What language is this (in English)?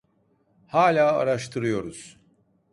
Turkish